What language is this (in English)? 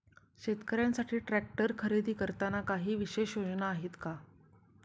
Marathi